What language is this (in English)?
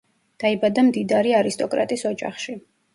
Georgian